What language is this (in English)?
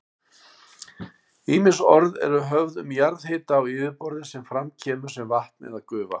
Icelandic